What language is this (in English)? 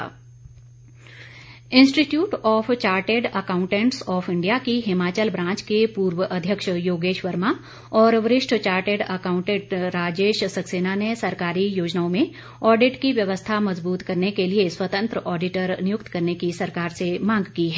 Hindi